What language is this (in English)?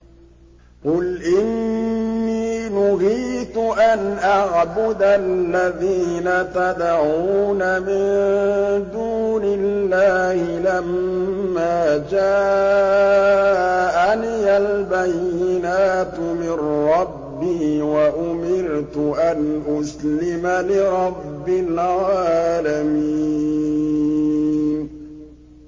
Arabic